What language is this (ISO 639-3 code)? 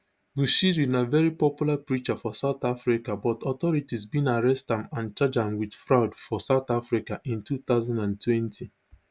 pcm